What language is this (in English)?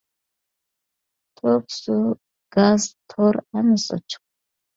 Uyghur